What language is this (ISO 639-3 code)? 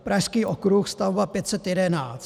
ces